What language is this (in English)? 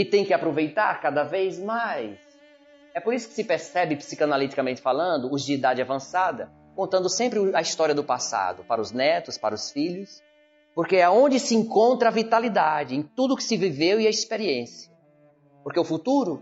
Portuguese